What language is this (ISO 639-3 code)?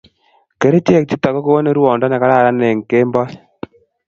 kln